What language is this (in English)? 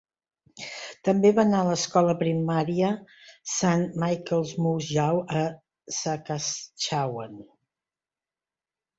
Catalan